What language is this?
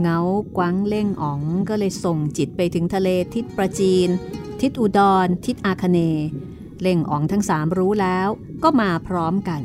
Thai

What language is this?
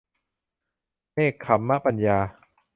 Thai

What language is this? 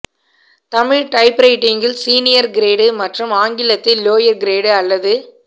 Tamil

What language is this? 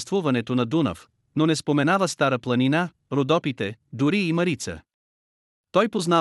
Bulgarian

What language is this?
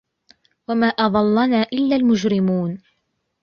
Arabic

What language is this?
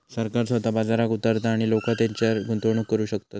Marathi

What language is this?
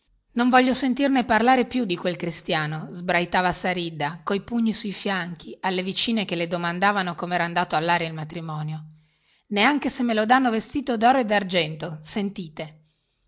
Italian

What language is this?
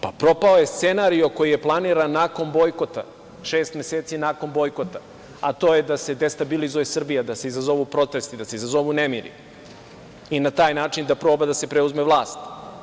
Serbian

